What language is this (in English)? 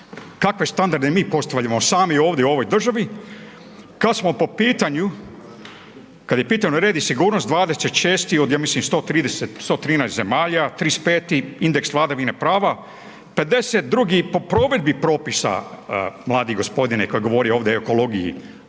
Croatian